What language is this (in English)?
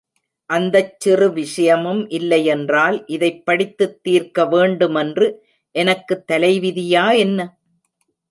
Tamil